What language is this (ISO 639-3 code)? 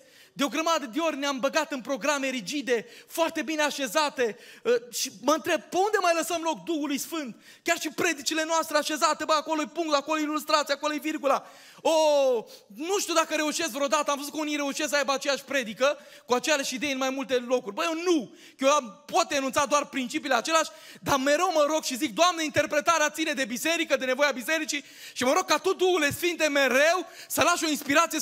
ron